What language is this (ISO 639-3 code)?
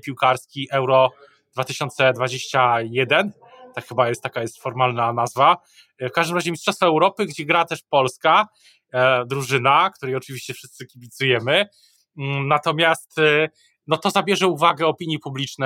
pol